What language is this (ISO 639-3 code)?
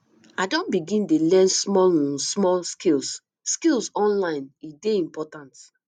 pcm